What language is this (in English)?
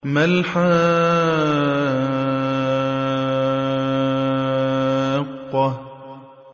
Arabic